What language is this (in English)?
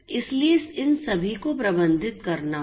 Hindi